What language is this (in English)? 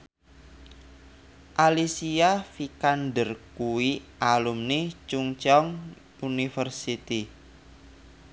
Javanese